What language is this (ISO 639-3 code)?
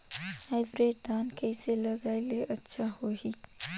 hne